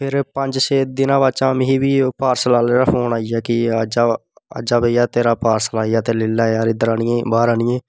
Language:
Dogri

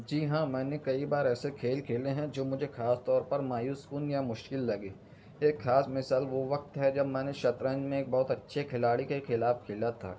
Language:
Urdu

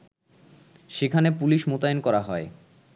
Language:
Bangla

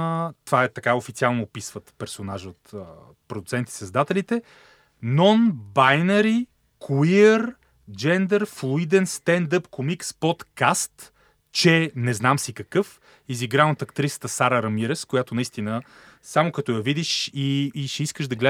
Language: Bulgarian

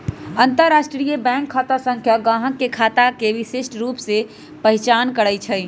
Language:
Magahi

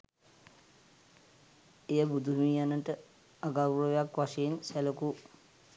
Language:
Sinhala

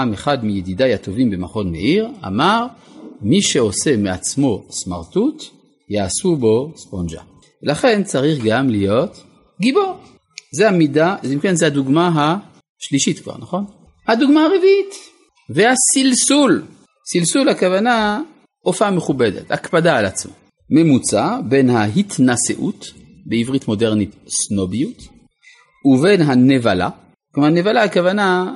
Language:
Hebrew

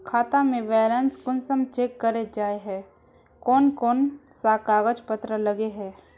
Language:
Magahi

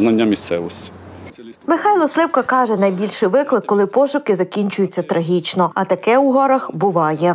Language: Ukrainian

